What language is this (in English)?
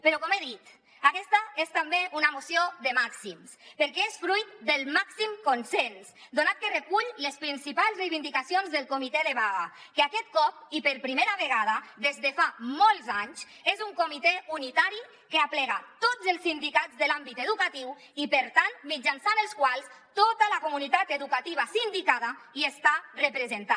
Catalan